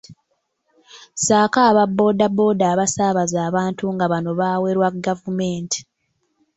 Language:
Ganda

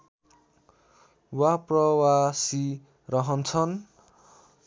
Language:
Nepali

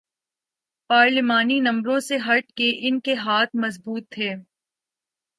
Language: Urdu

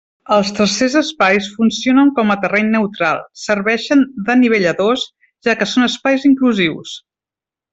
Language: Catalan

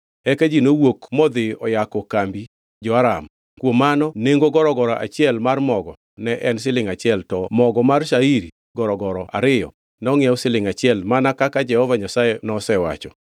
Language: Luo (Kenya and Tanzania)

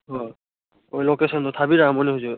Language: Manipuri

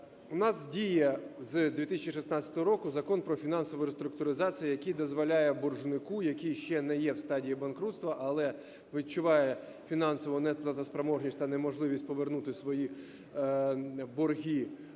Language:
Ukrainian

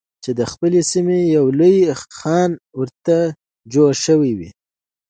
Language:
Pashto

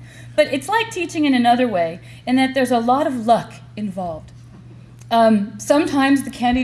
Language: English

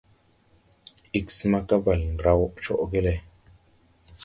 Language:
Tupuri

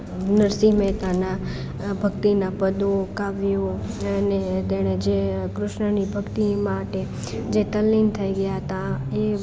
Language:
Gujarati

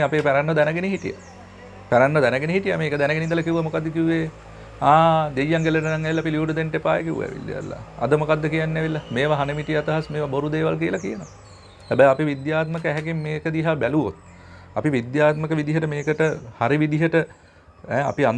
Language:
Sinhala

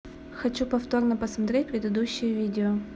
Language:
Russian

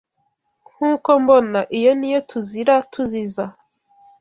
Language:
Kinyarwanda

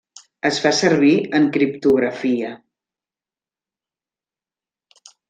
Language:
Catalan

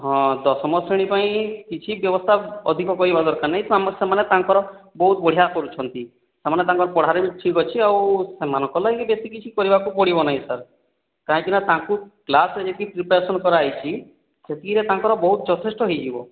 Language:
Odia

